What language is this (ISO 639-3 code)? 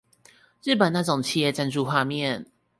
zho